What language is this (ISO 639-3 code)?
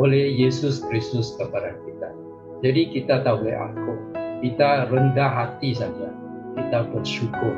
msa